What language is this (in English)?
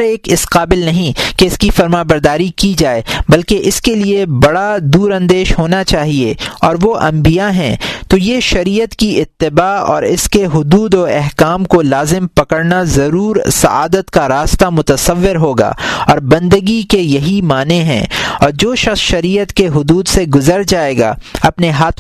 Urdu